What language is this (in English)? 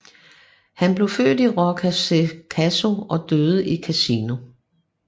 Danish